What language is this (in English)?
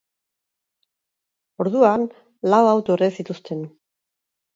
Basque